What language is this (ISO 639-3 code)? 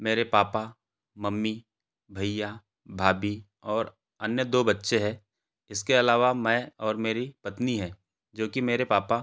hin